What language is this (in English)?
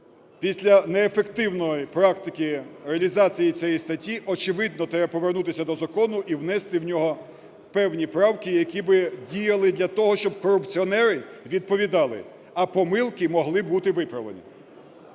Ukrainian